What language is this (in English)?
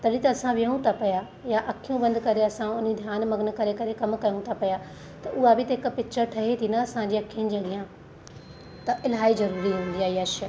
Sindhi